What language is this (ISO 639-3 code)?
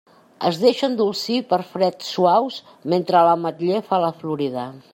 cat